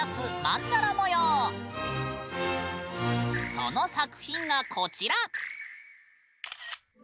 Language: Japanese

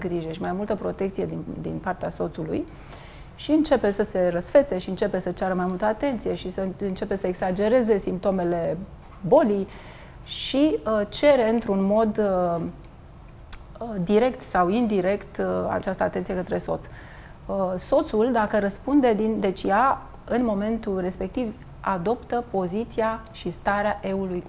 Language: Romanian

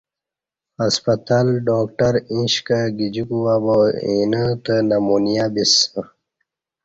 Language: Kati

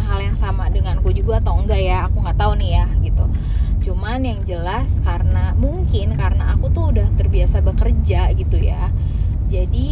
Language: Indonesian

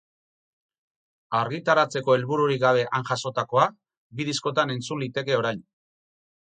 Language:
Basque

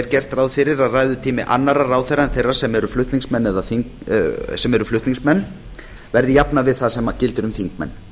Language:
Icelandic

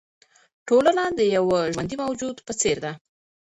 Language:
Pashto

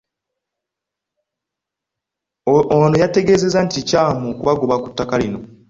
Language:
Ganda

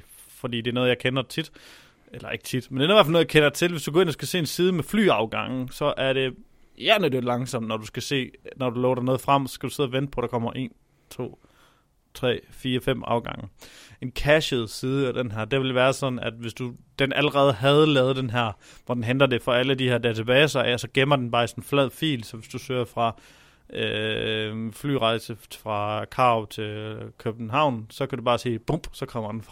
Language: Danish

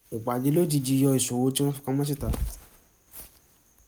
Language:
Yoruba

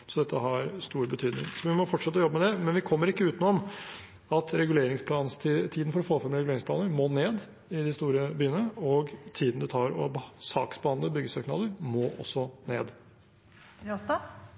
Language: Norwegian Bokmål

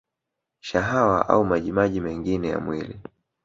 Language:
Swahili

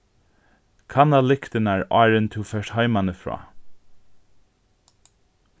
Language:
Faroese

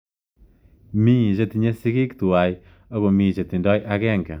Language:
Kalenjin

